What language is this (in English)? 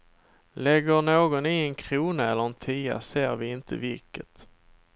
Swedish